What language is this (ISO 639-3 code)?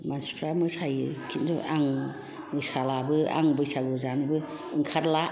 brx